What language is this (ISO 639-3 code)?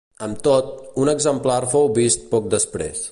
cat